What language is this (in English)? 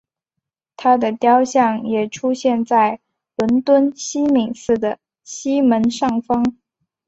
Chinese